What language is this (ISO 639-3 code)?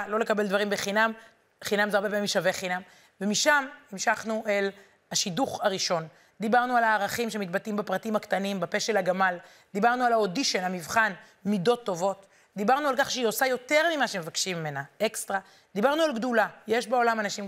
heb